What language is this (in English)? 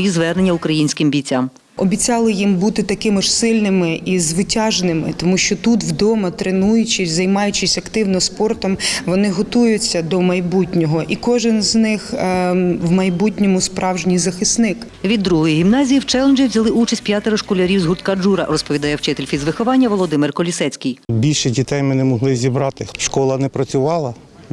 Ukrainian